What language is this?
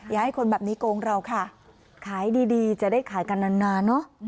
Thai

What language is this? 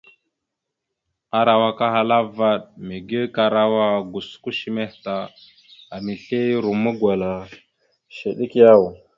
Mada (Cameroon)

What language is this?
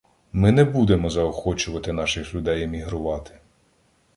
Ukrainian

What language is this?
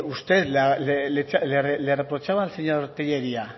Spanish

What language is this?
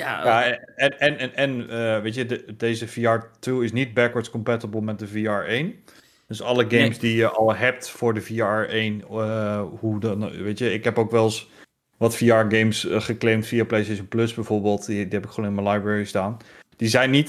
Dutch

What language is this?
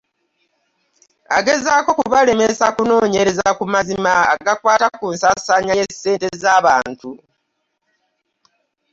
Ganda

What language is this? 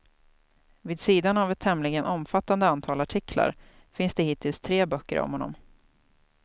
Swedish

